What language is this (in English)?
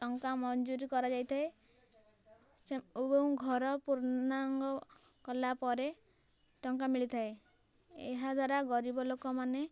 Odia